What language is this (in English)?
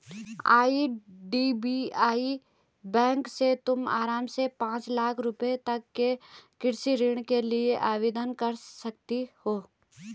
Hindi